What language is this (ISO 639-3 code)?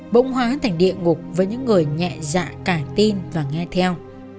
vie